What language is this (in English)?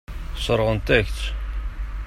Kabyle